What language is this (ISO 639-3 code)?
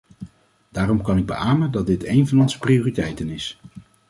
nld